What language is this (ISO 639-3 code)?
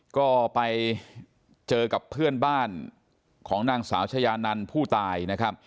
tha